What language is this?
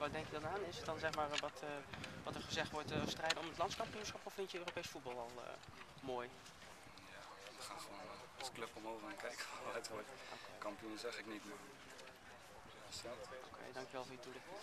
Dutch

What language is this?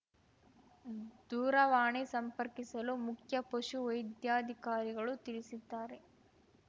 Kannada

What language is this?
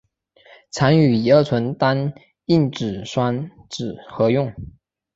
Chinese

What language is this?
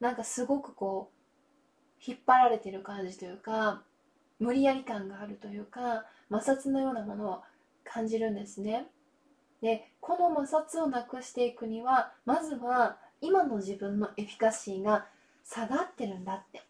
Japanese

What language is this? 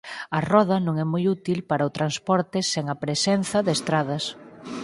Galician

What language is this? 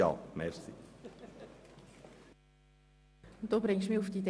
Swiss German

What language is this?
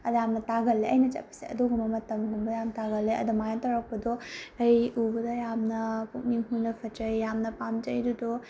Manipuri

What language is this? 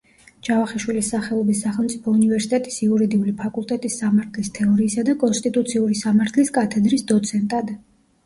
Georgian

